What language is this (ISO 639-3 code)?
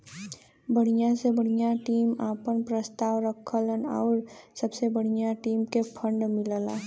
bho